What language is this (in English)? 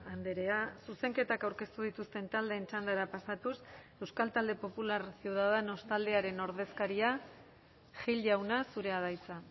Basque